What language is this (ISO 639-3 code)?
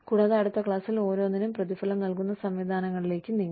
mal